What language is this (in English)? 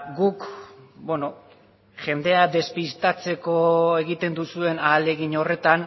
Basque